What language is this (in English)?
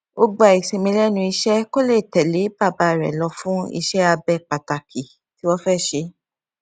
Yoruba